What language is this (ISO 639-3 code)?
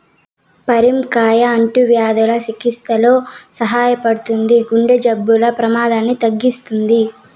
tel